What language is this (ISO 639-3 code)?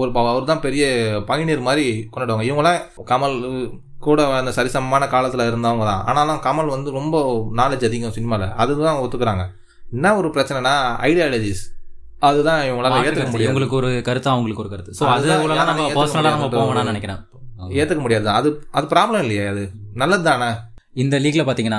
tam